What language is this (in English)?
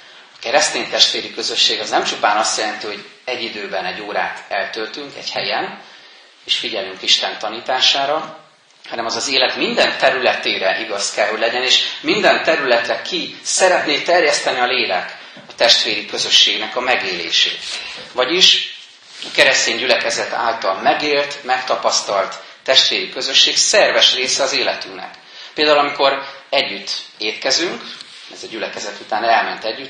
Hungarian